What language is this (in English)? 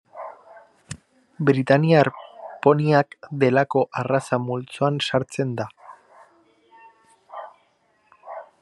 Basque